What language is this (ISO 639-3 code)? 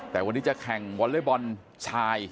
tha